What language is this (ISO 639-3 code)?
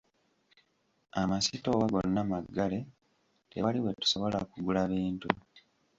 lug